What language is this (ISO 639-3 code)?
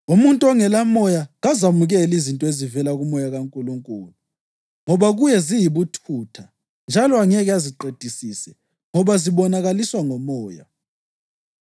nde